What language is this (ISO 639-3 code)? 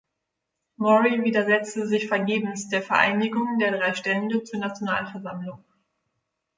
deu